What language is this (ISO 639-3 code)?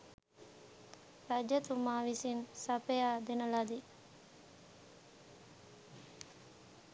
sin